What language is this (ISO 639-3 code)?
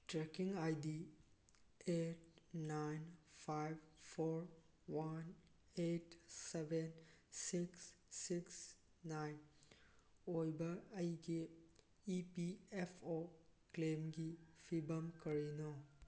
mni